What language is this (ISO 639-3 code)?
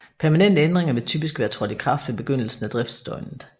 dan